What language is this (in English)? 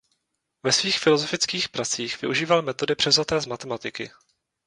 Czech